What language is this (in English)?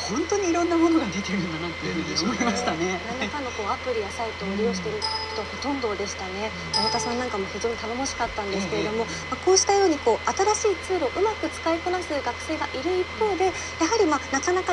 Japanese